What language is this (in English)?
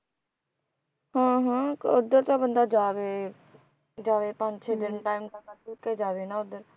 Punjabi